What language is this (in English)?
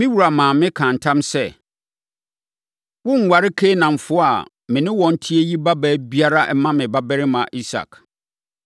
Akan